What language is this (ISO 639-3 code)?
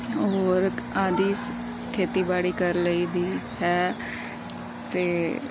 pan